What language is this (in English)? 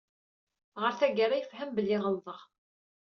Kabyle